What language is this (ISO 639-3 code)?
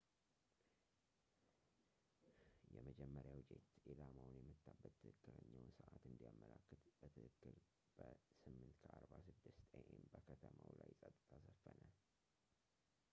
amh